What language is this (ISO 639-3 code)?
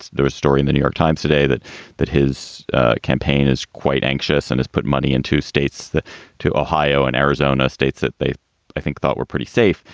eng